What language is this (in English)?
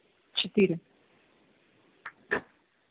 Russian